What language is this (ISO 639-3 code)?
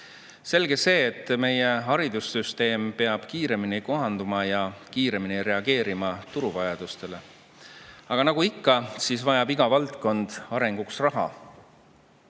est